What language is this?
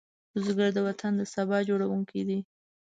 Pashto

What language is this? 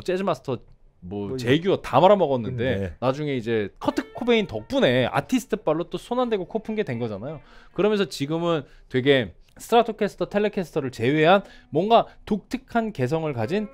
Korean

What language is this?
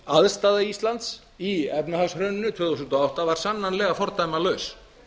Icelandic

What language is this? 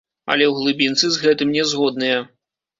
Belarusian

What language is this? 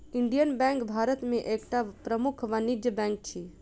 Maithili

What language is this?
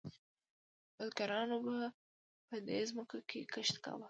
Pashto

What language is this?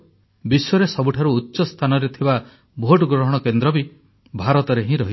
Odia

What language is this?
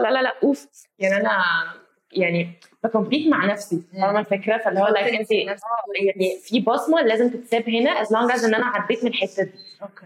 Arabic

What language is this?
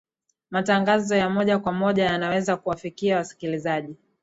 Swahili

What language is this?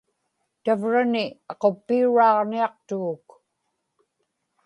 Inupiaq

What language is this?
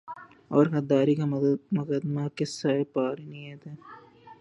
Urdu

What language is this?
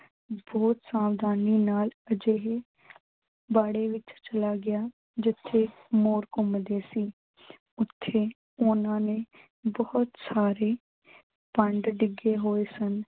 Punjabi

